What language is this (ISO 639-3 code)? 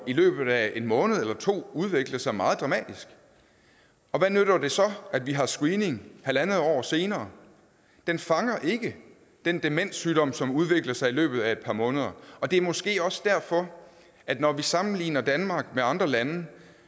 dan